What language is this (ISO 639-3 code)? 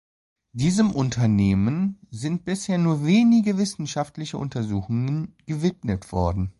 deu